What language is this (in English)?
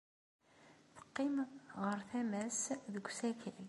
Kabyle